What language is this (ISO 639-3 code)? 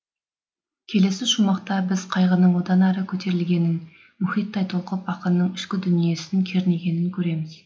kaz